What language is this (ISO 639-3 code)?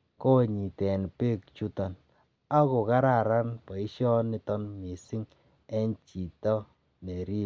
kln